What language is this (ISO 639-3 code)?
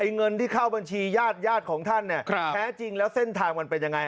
tha